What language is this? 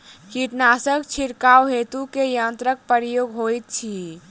Maithili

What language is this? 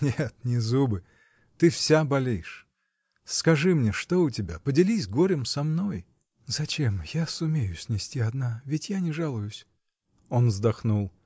Russian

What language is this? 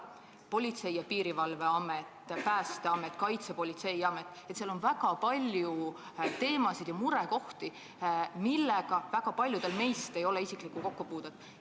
Estonian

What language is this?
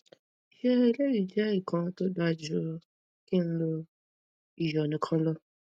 Yoruba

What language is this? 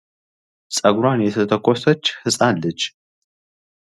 Amharic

